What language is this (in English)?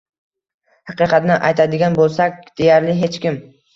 Uzbek